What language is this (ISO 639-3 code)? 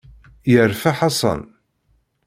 kab